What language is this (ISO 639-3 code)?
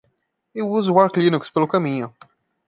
por